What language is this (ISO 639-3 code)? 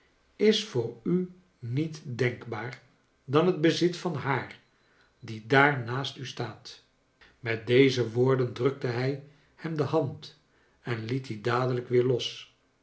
nld